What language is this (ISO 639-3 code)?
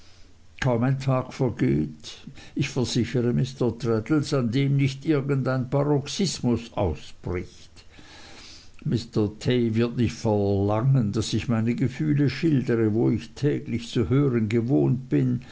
deu